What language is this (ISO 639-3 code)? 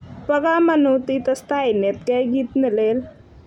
kln